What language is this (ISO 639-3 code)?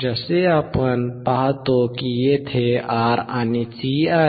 mar